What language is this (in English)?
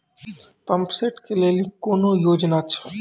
Maithili